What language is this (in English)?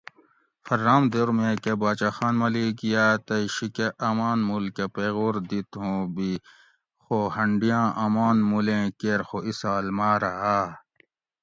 Gawri